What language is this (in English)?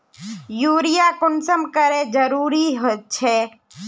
Magahi